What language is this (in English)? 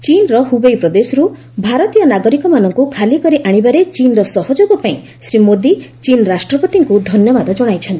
Odia